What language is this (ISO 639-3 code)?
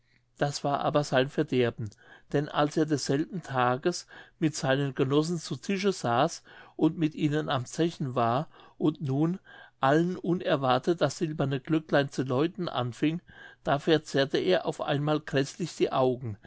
deu